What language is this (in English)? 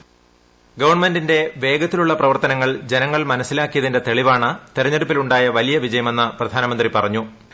Malayalam